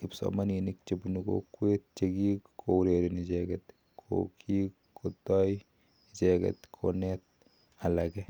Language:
Kalenjin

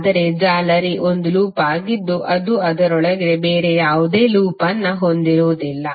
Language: Kannada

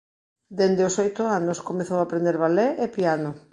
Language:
Galician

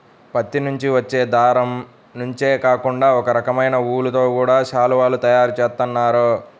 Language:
Telugu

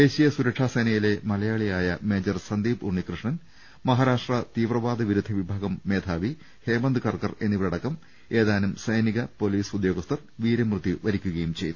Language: Malayalam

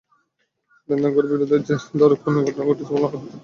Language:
Bangla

